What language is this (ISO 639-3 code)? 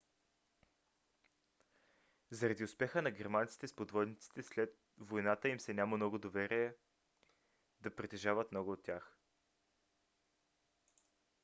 bul